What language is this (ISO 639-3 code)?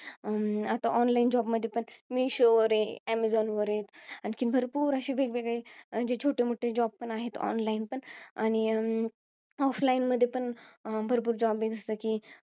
mar